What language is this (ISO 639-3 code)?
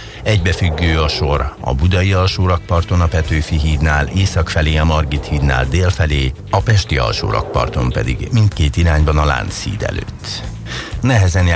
hun